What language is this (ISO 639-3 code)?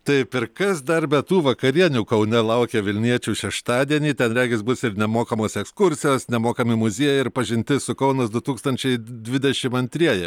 lit